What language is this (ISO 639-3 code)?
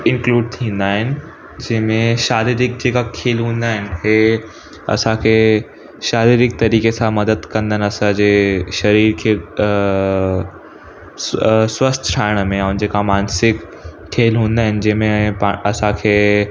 snd